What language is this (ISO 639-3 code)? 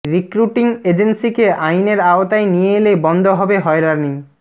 ben